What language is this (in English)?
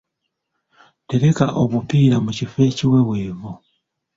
Ganda